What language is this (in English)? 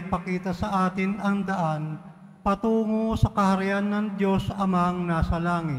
Filipino